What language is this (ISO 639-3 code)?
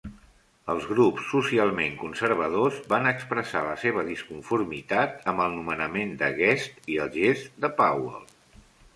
cat